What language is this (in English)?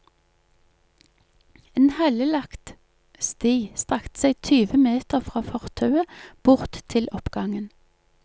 Norwegian